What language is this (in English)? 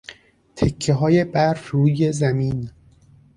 Persian